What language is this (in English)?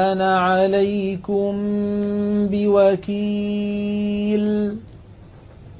Arabic